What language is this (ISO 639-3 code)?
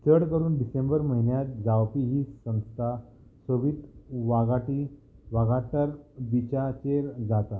kok